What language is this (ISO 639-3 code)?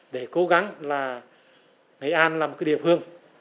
vie